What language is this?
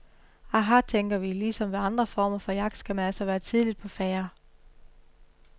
Danish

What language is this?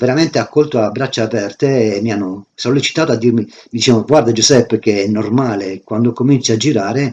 Italian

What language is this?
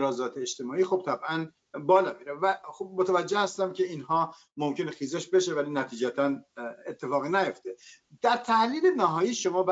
Persian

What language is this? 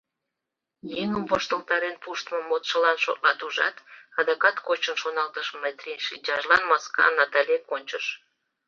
Mari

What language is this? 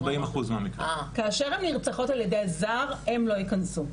Hebrew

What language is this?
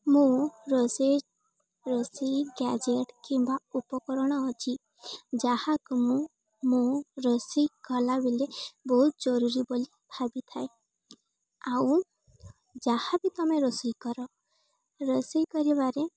Odia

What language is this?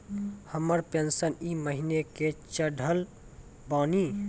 Maithili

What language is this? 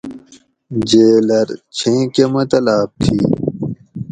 Gawri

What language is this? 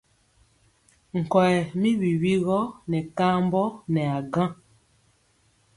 Mpiemo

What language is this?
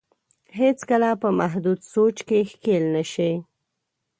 Pashto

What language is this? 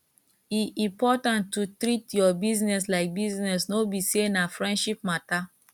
Nigerian Pidgin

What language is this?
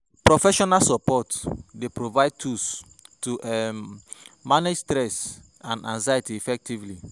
Nigerian Pidgin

